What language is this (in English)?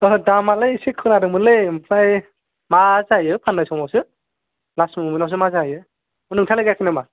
Bodo